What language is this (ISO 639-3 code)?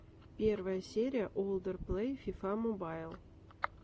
rus